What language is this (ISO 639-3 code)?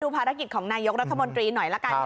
tha